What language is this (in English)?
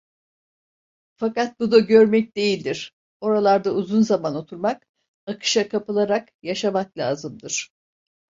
Turkish